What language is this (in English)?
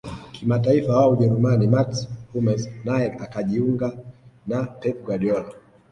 Swahili